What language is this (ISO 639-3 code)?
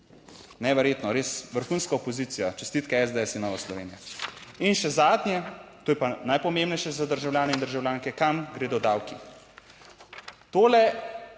slv